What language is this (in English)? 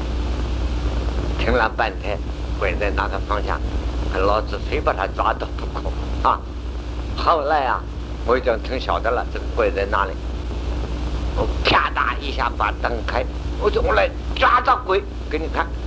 Chinese